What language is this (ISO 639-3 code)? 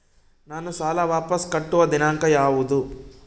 kan